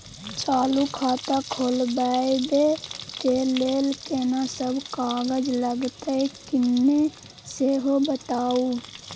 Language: Maithili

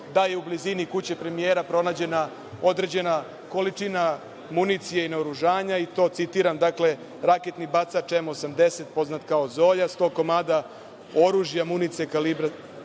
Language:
Serbian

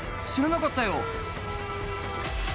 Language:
Japanese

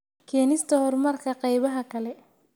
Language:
Somali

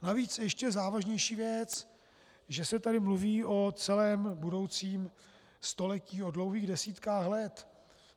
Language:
Czech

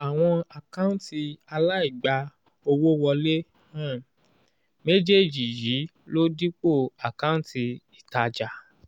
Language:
Yoruba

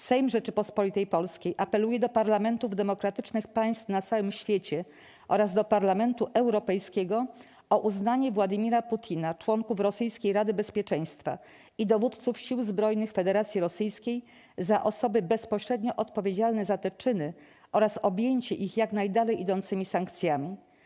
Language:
Polish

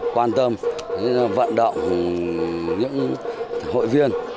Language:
Vietnamese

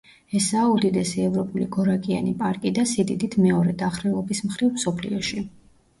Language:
Georgian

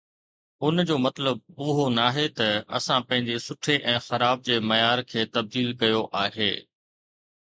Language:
Sindhi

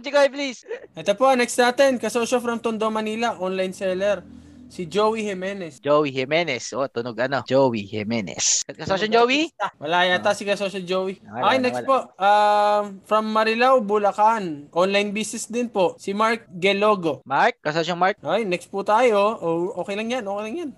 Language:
Filipino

